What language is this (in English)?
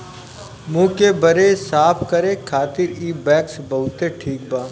Bhojpuri